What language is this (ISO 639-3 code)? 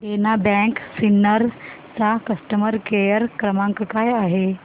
mar